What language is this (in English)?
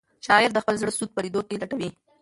Pashto